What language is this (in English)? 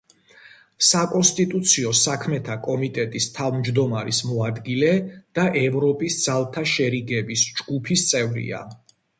Georgian